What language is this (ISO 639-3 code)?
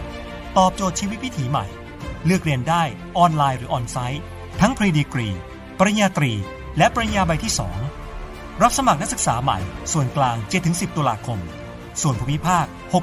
tha